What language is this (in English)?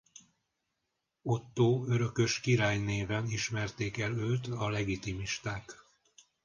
Hungarian